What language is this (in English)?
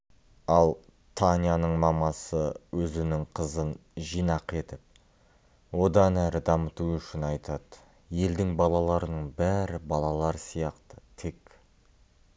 Kazakh